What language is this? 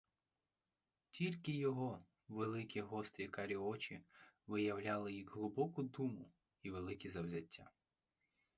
Ukrainian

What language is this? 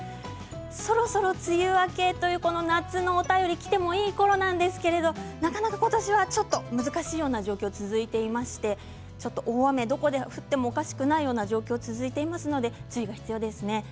Japanese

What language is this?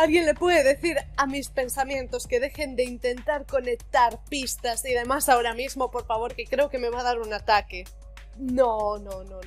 Spanish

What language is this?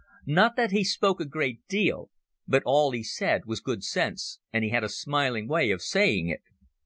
English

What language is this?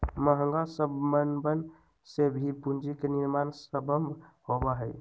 Magahi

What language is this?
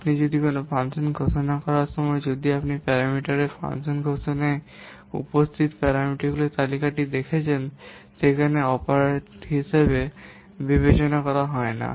Bangla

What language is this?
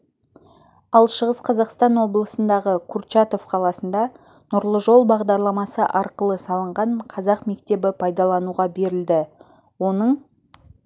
Kazakh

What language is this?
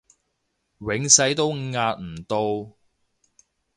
Cantonese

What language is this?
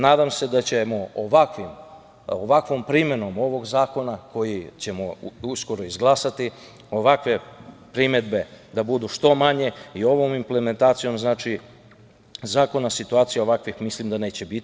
Serbian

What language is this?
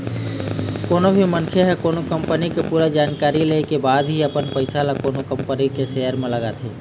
Chhattisgarhi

